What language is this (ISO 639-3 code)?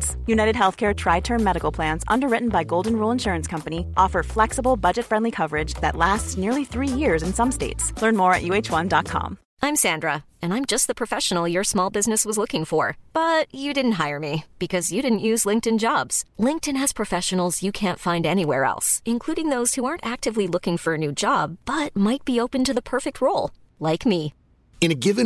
spa